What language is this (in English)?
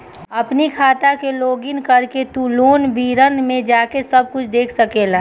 Bhojpuri